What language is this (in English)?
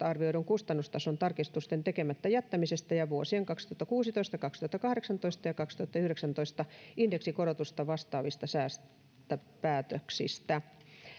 Finnish